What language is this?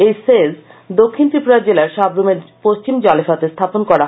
Bangla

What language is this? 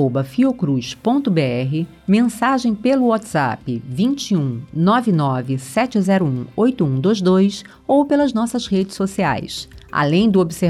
Portuguese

